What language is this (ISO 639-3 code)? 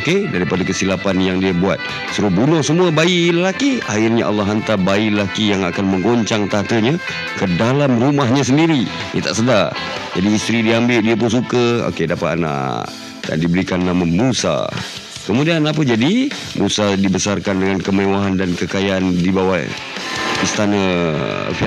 msa